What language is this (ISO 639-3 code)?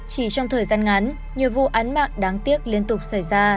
vie